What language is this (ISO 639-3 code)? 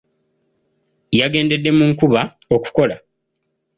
lug